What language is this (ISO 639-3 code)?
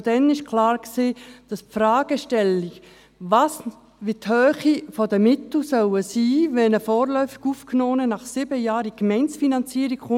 gsw